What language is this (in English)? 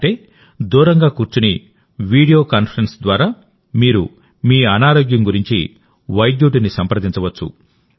Telugu